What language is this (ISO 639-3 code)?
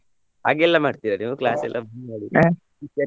kan